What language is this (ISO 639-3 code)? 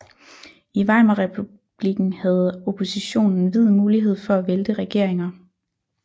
dan